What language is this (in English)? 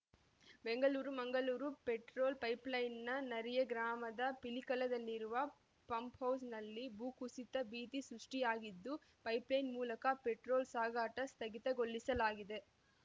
Kannada